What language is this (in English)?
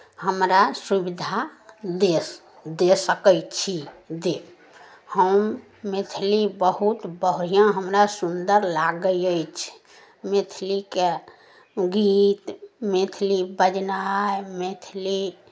Maithili